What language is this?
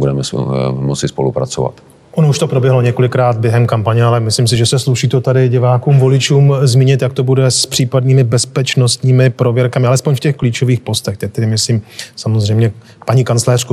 Czech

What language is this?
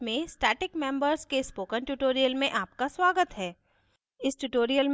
Hindi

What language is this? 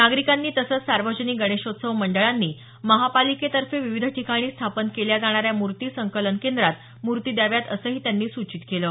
Marathi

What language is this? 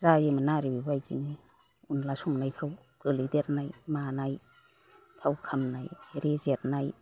Bodo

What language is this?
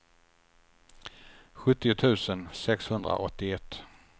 Swedish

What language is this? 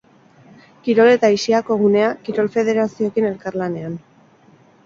Basque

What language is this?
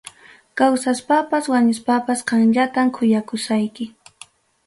Ayacucho Quechua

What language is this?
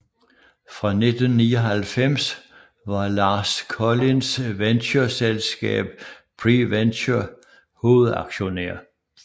Danish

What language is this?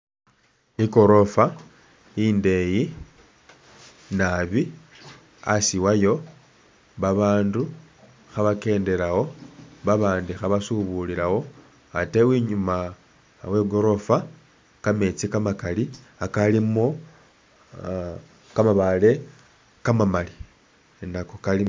Masaaba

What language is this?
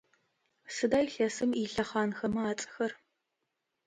Adyghe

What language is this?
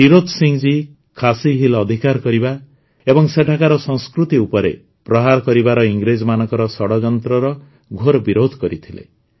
Odia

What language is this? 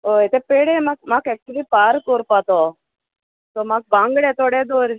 Konkani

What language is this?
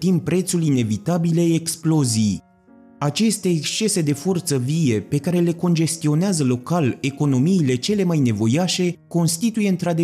Romanian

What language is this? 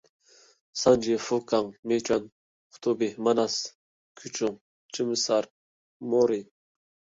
Uyghur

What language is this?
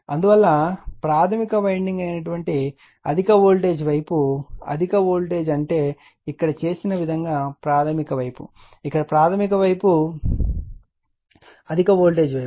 Telugu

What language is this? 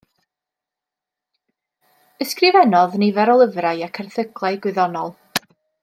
Welsh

